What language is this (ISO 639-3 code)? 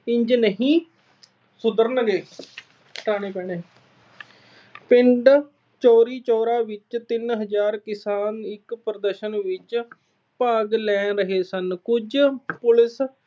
pan